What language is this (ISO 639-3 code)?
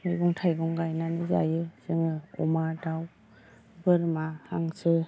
brx